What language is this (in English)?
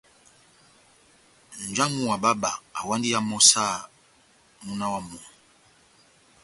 Batanga